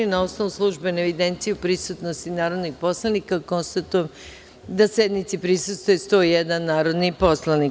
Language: Serbian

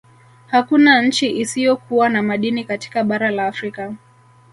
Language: Swahili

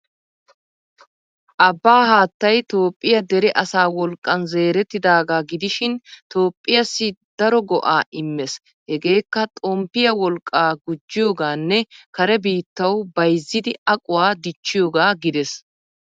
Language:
Wolaytta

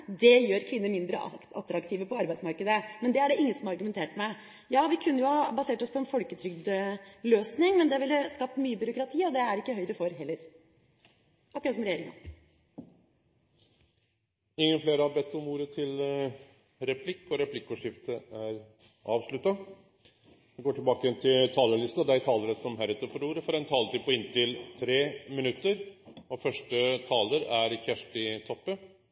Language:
Norwegian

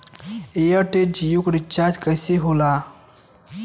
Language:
Bhojpuri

